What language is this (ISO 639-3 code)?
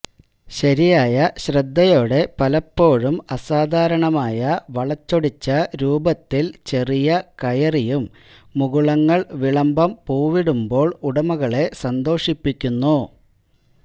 mal